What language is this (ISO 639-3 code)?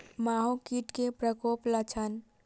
mai